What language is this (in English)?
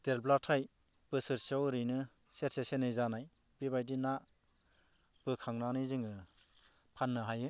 Bodo